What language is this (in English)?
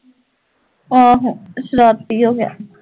Punjabi